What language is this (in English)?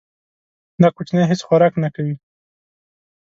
Pashto